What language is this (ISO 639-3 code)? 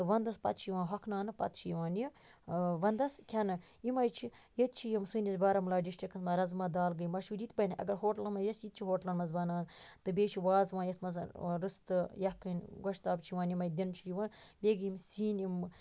kas